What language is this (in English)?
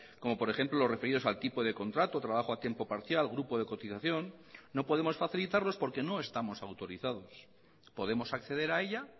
Spanish